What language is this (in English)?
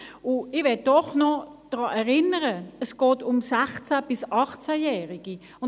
Swiss German